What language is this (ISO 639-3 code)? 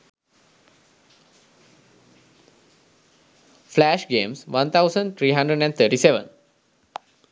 sin